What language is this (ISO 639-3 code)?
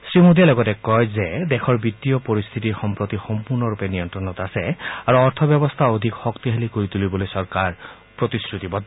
asm